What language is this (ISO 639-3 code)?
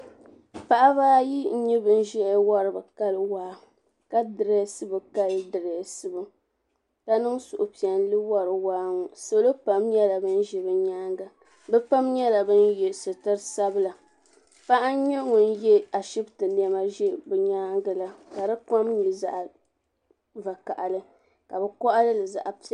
dag